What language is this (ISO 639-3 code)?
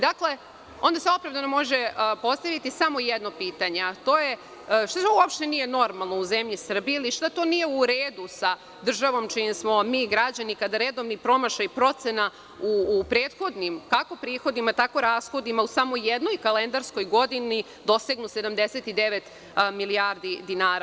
srp